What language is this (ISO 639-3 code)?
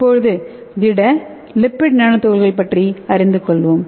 tam